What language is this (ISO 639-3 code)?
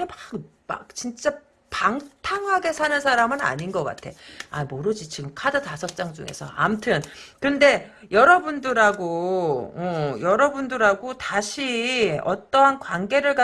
kor